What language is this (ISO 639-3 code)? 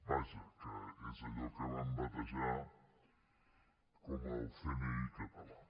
cat